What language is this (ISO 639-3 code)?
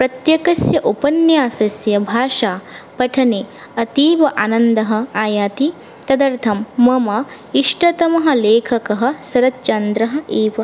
san